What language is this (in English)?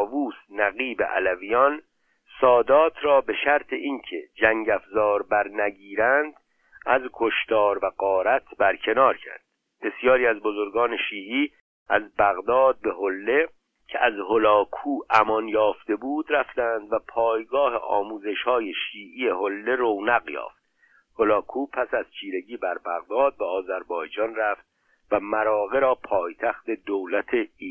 Persian